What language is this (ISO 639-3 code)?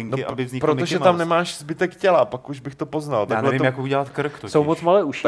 ces